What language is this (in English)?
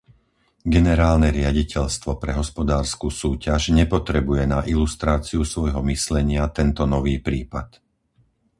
Slovak